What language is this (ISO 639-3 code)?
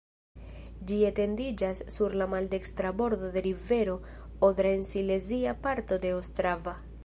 epo